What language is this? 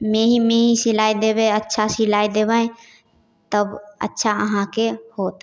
Maithili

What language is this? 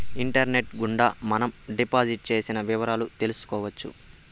Telugu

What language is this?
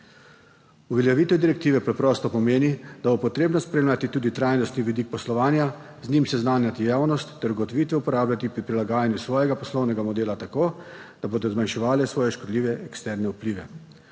Slovenian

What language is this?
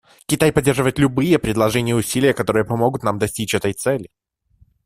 Russian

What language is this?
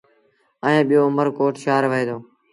Sindhi Bhil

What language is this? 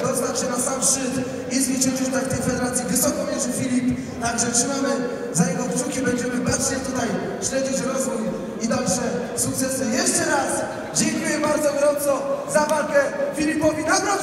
Polish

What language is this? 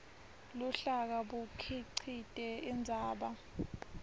Swati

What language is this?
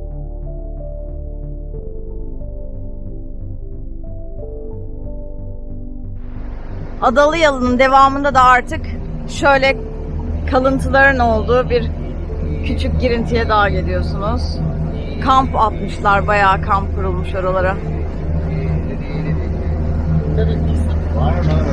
Turkish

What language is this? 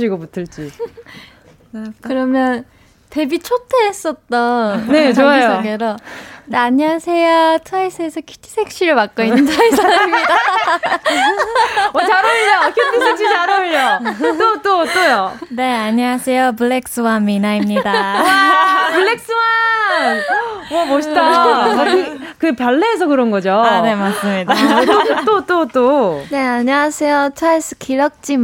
Korean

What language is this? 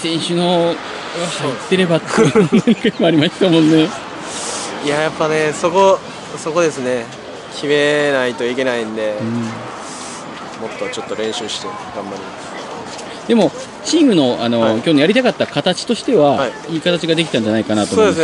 Japanese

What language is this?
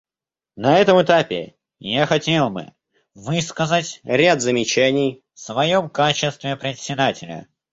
Russian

